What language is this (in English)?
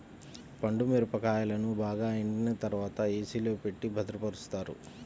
Telugu